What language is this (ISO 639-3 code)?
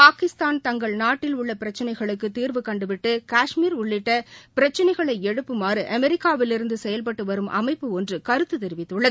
tam